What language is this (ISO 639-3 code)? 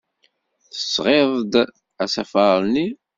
kab